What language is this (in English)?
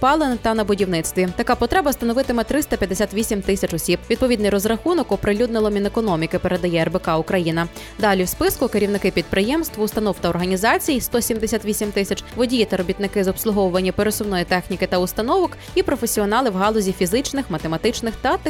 Ukrainian